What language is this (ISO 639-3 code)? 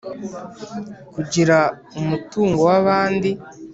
kin